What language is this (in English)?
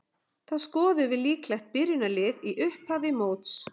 Icelandic